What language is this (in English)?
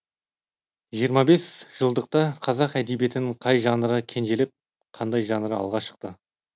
Kazakh